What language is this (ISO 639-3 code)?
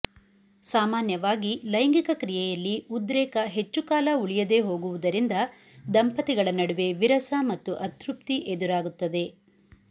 kan